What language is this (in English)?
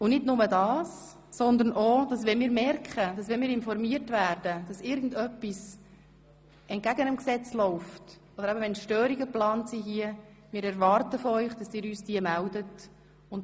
Swiss German